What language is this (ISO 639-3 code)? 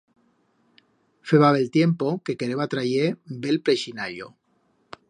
arg